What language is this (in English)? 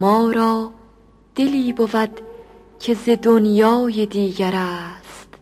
Persian